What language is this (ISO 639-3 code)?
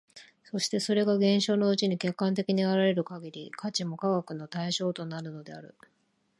jpn